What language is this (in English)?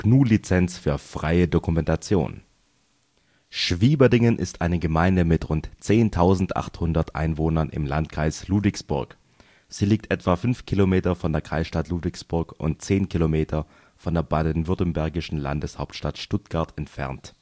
German